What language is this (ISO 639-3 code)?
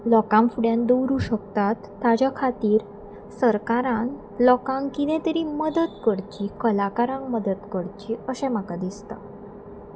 kok